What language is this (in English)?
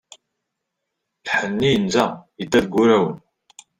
Kabyle